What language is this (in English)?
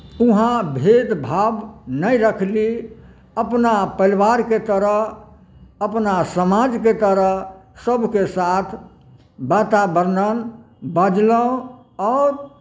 Maithili